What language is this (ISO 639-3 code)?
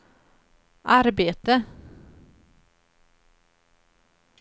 swe